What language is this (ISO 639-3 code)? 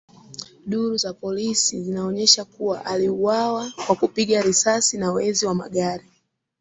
swa